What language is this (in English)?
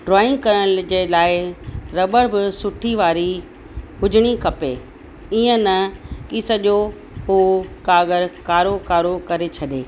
Sindhi